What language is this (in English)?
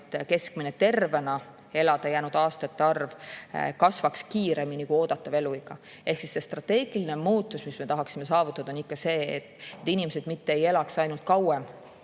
Estonian